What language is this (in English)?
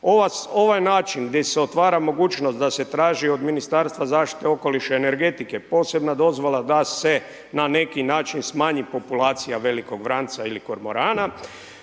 Croatian